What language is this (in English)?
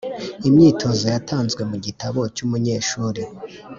Kinyarwanda